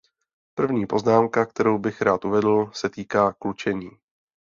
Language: Czech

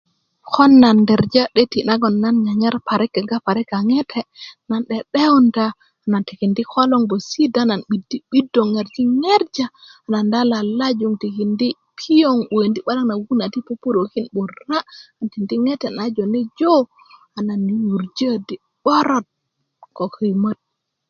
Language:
Kuku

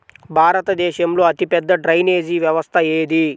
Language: Telugu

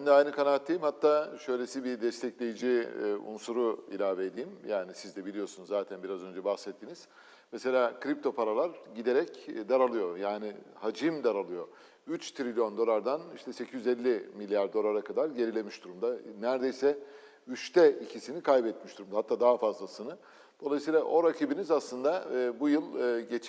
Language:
Turkish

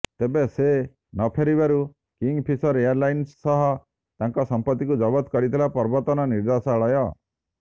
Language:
Odia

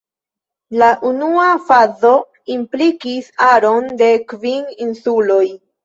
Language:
Esperanto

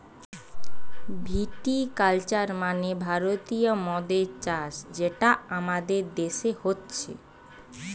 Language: Bangla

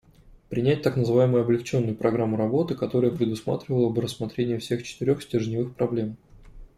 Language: Russian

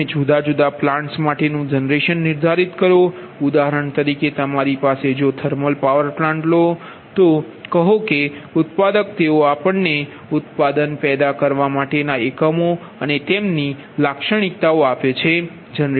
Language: Gujarati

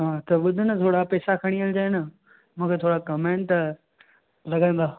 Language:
Sindhi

